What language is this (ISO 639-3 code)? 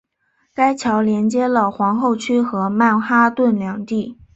zho